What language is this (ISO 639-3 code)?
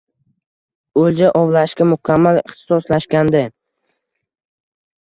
uzb